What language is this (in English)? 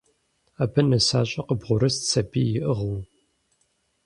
Kabardian